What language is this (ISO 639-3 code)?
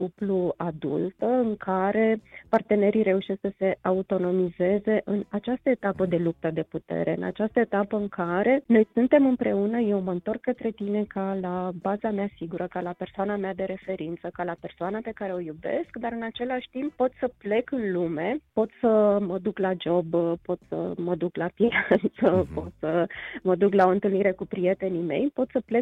ron